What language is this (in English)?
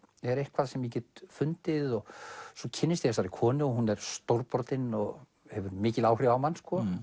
Icelandic